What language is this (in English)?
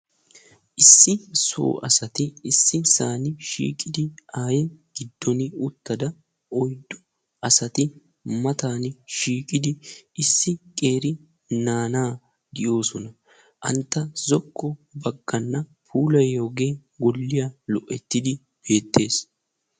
Wolaytta